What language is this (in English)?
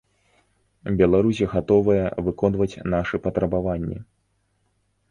Belarusian